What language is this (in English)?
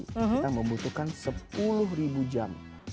Indonesian